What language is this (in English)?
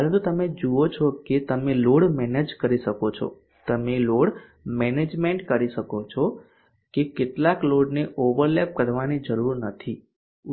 Gujarati